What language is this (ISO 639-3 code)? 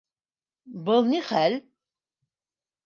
bak